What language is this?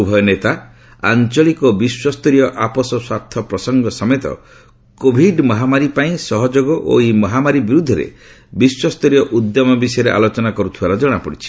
Odia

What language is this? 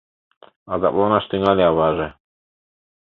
Mari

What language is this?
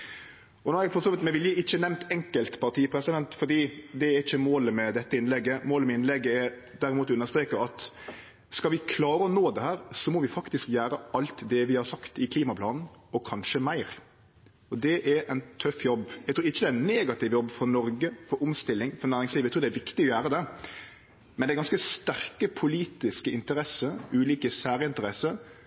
Norwegian Nynorsk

